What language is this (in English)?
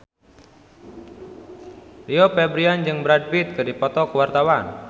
Sundanese